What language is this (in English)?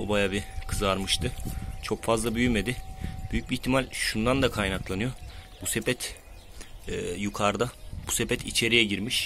Turkish